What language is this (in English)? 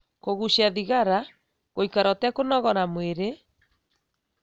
Kikuyu